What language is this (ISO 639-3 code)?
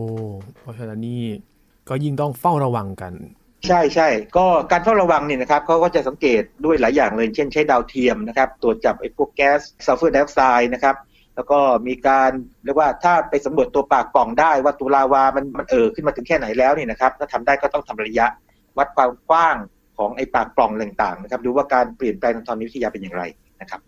tha